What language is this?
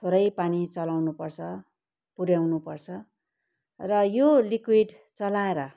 Nepali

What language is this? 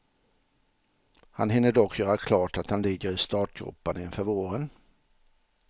Swedish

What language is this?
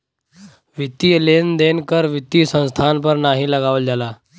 Bhojpuri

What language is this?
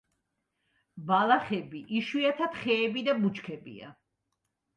Georgian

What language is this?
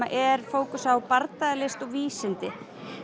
Icelandic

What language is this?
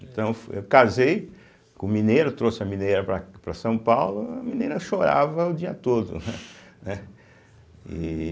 Portuguese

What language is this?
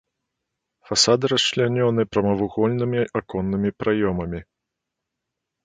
Belarusian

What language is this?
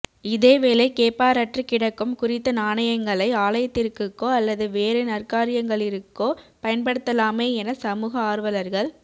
Tamil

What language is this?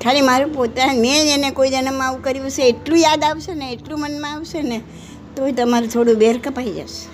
Gujarati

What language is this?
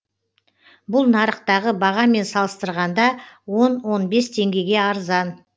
Kazakh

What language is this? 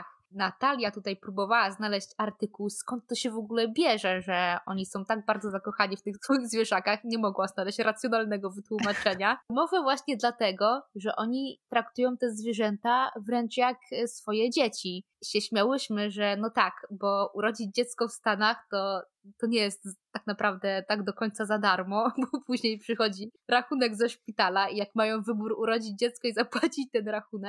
Polish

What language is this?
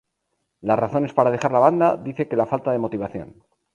Spanish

